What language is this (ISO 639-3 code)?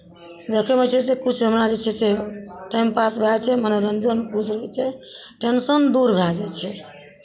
mai